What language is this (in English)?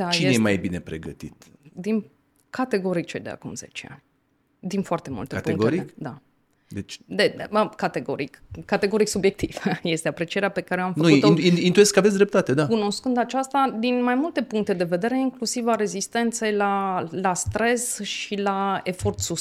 Romanian